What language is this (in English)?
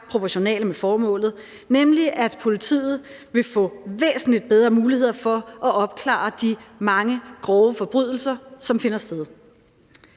Danish